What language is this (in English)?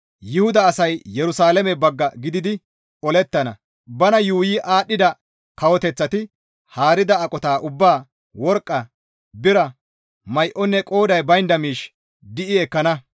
Gamo